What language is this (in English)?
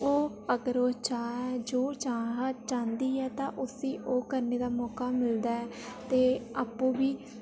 Dogri